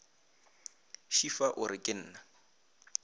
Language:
Northern Sotho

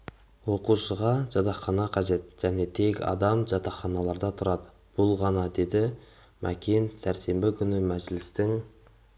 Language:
Kazakh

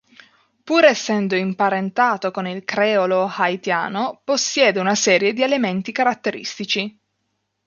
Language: Italian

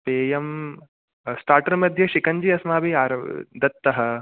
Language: Sanskrit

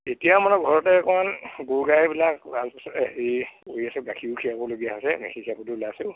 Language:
Assamese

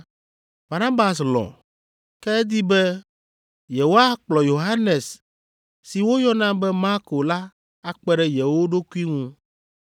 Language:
Ewe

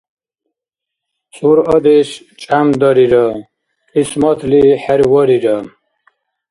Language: Dargwa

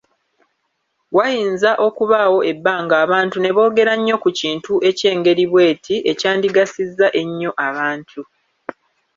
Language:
Ganda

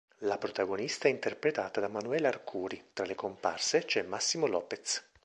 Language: Italian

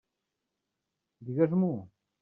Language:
Catalan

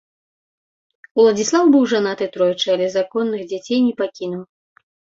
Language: Belarusian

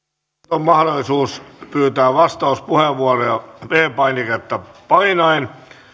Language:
Finnish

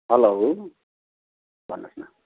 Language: Nepali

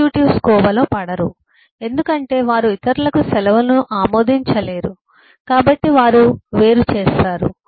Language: Telugu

